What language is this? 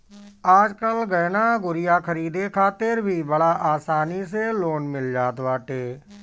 Bhojpuri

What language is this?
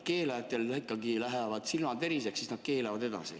Estonian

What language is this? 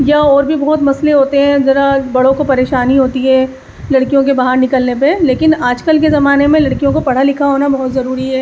Urdu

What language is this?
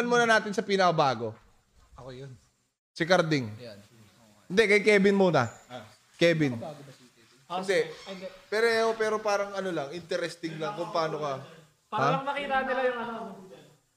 Filipino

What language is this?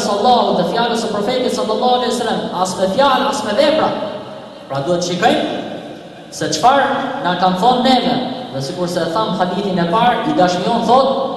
Arabic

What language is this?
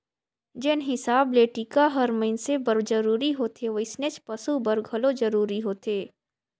Chhattisgarhi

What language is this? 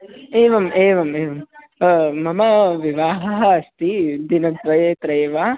Sanskrit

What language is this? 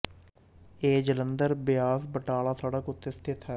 Punjabi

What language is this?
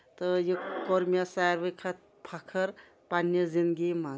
Kashmiri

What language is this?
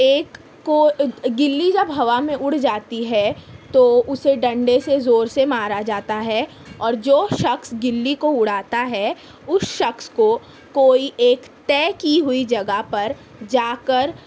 Urdu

